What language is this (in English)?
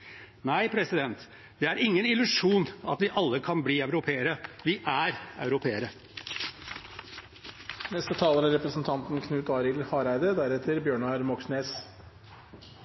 Norwegian